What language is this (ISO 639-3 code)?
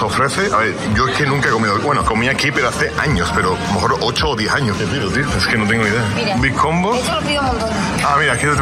spa